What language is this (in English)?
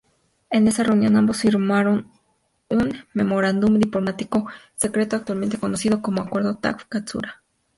Spanish